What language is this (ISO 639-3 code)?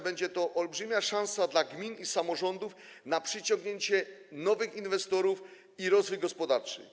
pol